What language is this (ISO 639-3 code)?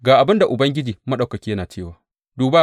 hau